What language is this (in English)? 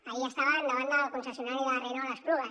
Catalan